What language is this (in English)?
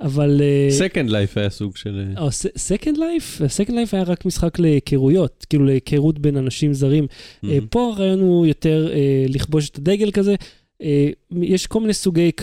Hebrew